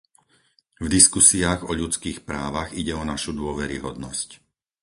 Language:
Slovak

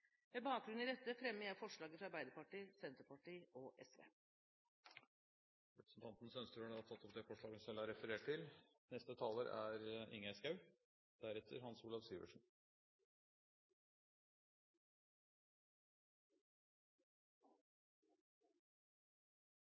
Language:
Norwegian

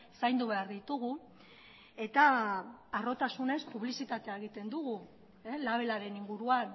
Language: Basque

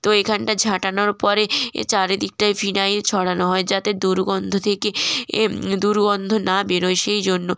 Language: Bangla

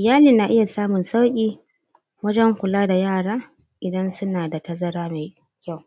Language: Hausa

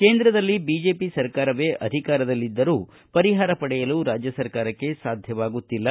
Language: Kannada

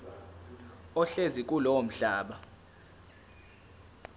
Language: Zulu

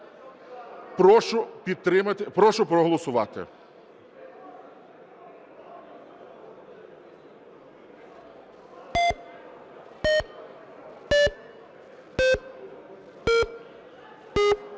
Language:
Ukrainian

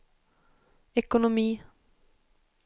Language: Swedish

